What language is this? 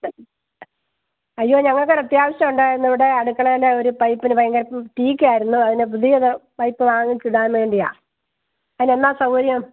Malayalam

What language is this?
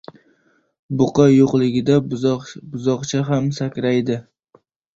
Uzbek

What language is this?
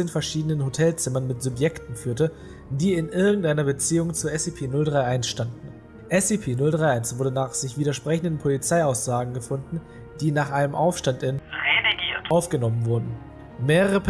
German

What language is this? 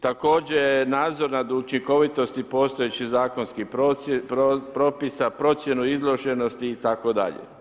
Croatian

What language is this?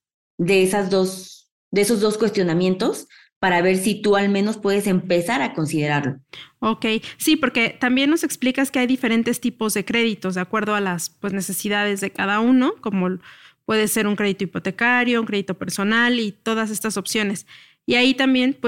Spanish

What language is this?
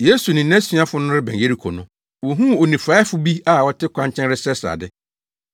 Akan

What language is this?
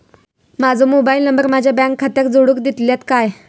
Marathi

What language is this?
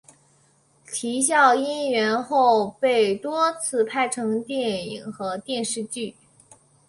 Chinese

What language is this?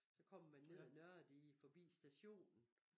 Danish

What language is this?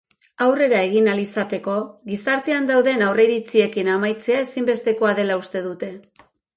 Basque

